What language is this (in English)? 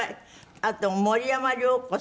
Japanese